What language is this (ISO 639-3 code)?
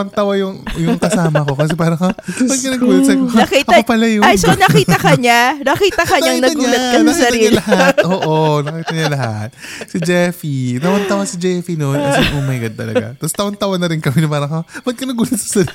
fil